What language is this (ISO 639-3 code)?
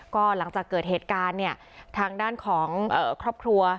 tha